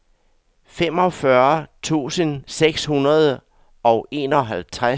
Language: Danish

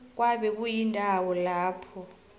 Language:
South Ndebele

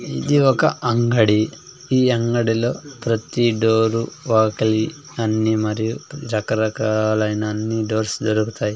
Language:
Telugu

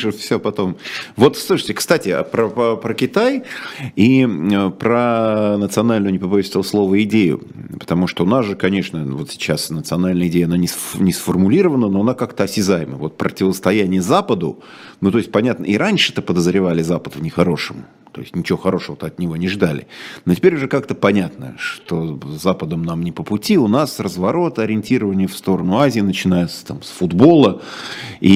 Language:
Russian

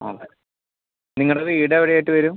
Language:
Malayalam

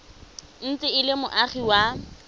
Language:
Tswana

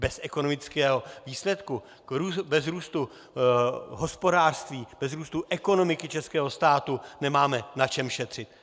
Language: Czech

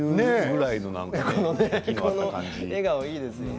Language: Japanese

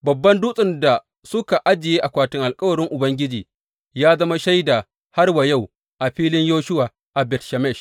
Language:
Hausa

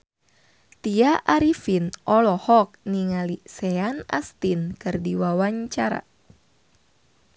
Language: Sundanese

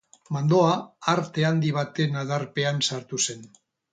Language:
Basque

